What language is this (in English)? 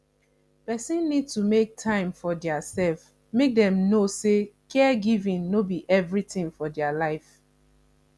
Nigerian Pidgin